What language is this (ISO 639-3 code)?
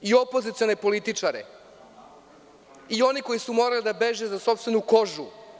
srp